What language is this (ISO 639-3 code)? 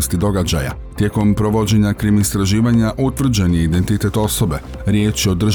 hrv